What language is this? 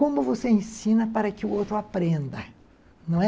Portuguese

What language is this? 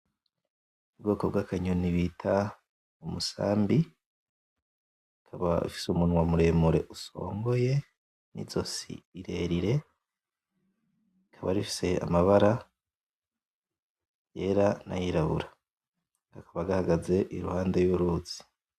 Rundi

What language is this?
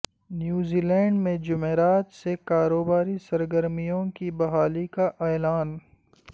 Urdu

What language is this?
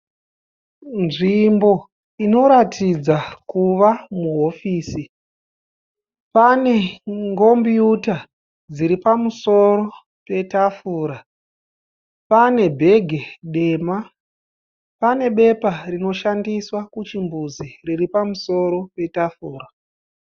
Shona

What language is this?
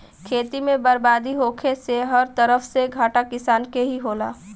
Bhojpuri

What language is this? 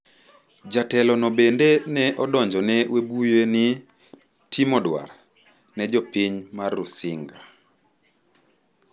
Luo (Kenya and Tanzania)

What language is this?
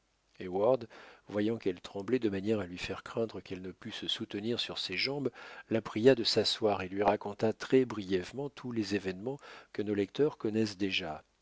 French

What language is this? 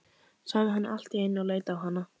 Icelandic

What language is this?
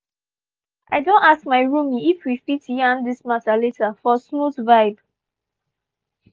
Nigerian Pidgin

